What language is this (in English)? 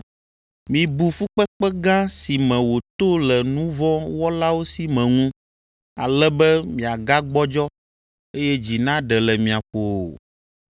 Ewe